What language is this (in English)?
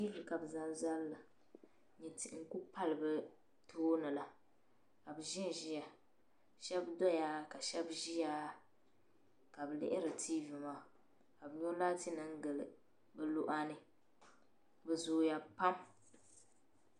Dagbani